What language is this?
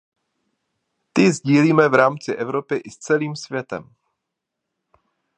Czech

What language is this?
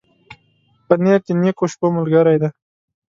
Pashto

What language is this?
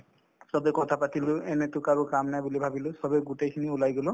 Assamese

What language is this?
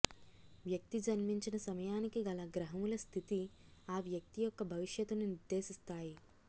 Telugu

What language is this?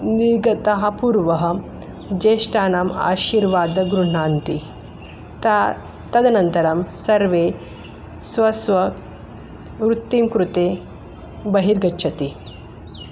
Sanskrit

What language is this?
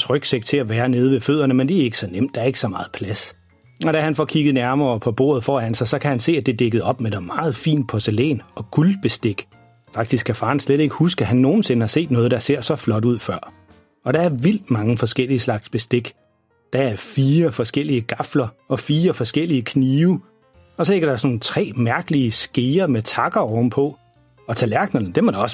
Danish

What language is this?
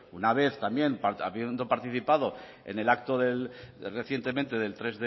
Spanish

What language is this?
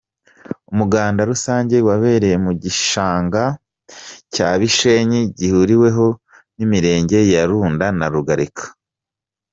Kinyarwanda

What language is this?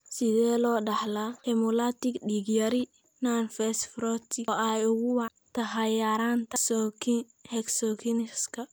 Somali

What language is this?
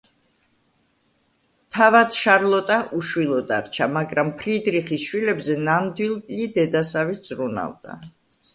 Georgian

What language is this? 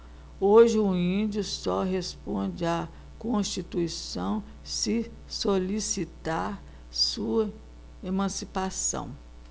Portuguese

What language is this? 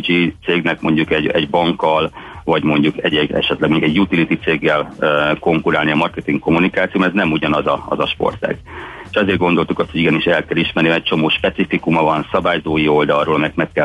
Hungarian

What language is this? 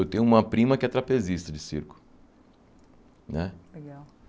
Portuguese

